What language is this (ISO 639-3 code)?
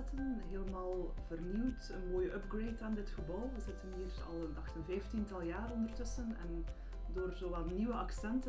nld